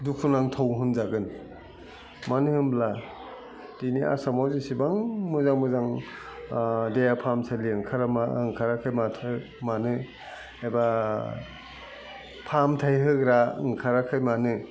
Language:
Bodo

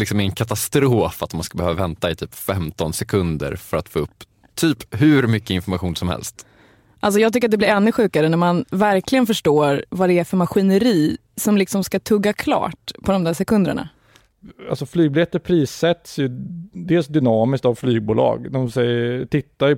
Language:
Swedish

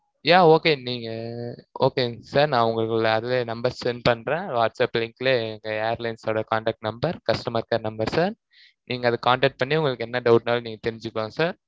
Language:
Tamil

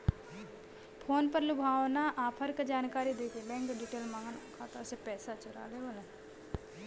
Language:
Bhojpuri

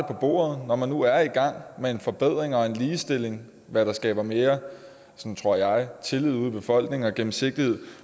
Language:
Danish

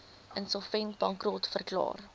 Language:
Afrikaans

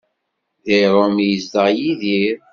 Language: Kabyle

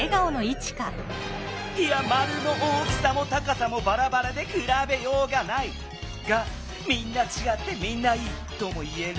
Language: Japanese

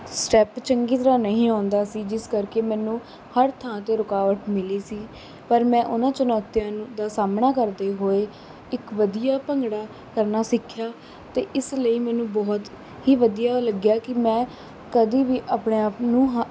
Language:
Punjabi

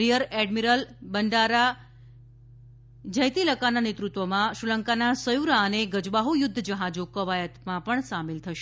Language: Gujarati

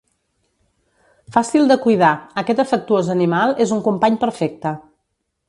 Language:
Catalan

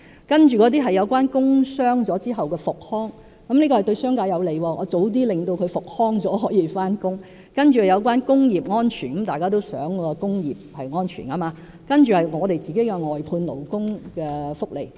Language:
Cantonese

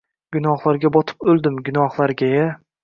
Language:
Uzbek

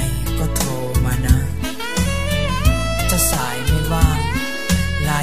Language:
Thai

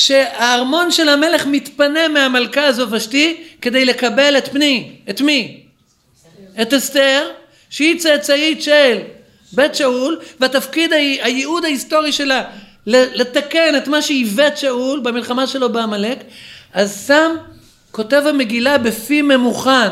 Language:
Hebrew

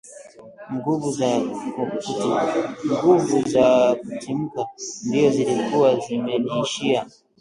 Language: Swahili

